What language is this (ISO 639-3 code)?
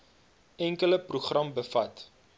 afr